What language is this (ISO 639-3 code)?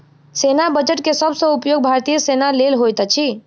mai